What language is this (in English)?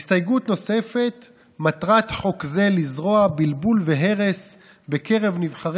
Hebrew